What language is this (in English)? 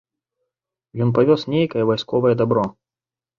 Belarusian